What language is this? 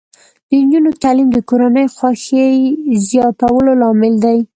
Pashto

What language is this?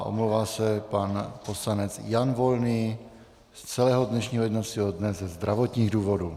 Czech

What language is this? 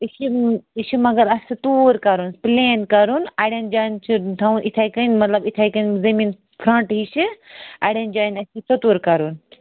Kashmiri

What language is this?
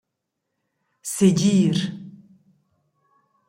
Romansh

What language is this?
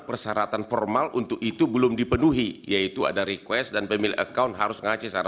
Indonesian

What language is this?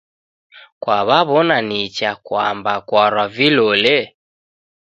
Taita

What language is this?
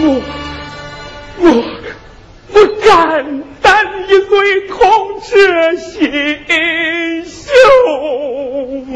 Chinese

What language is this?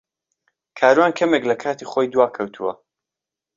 Central Kurdish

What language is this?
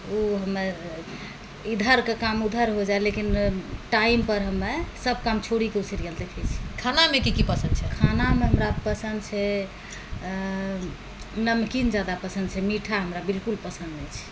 Maithili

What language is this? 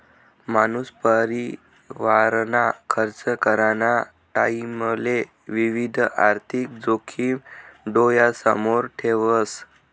Marathi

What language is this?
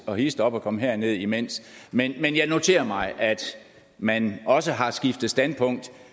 Danish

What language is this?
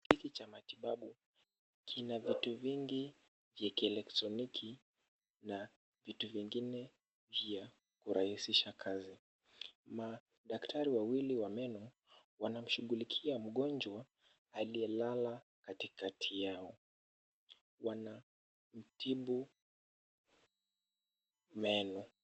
Swahili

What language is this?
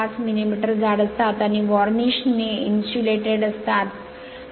Marathi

